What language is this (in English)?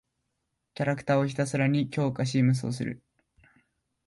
Japanese